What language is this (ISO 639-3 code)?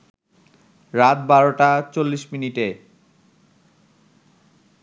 ben